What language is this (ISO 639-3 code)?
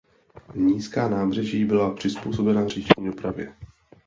ces